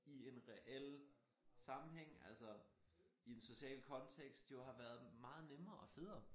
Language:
Danish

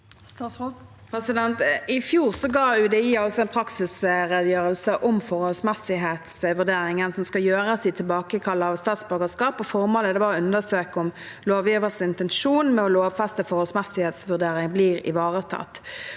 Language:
Norwegian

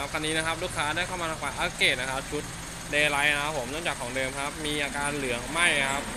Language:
Thai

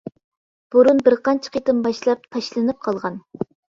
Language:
Uyghur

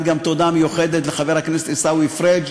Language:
Hebrew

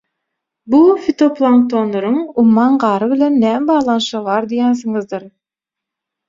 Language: Turkmen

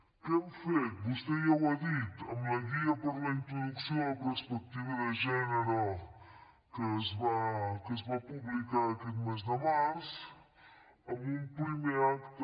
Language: Catalan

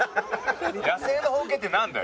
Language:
Japanese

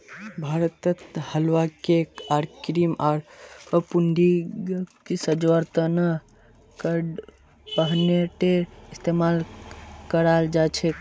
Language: Magahi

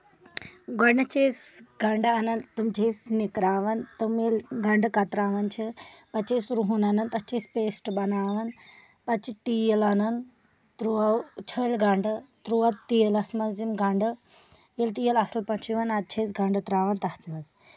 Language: Kashmiri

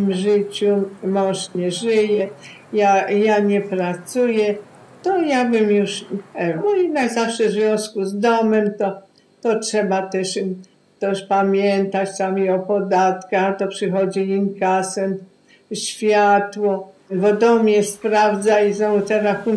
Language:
Polish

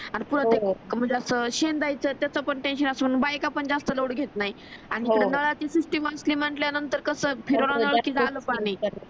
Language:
Marathi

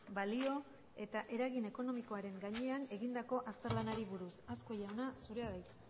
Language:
Basque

